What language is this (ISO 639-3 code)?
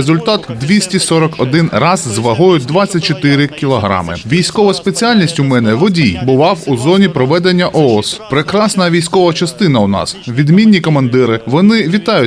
ukr